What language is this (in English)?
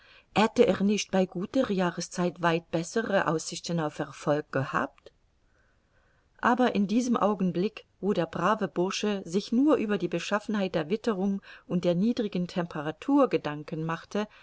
German